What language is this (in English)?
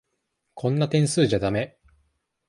Japanese